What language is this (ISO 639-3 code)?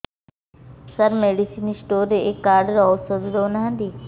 ori